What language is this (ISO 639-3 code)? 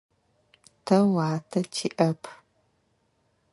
ady